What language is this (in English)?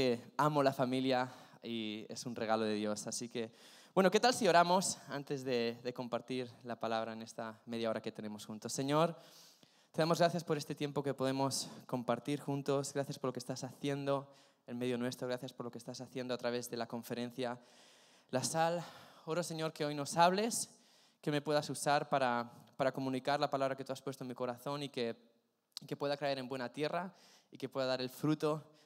Spanish